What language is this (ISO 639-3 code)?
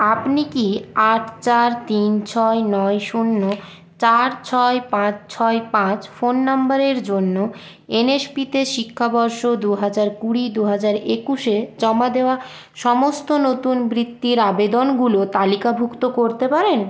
ben